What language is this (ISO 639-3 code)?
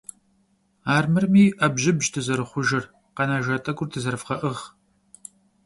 kbd